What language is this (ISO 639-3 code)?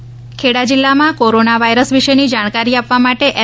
guj